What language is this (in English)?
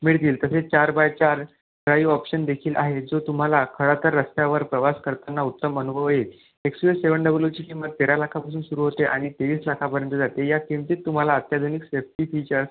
Marathi